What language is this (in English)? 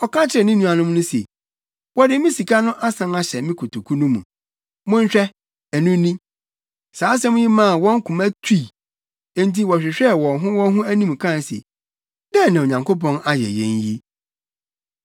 Akan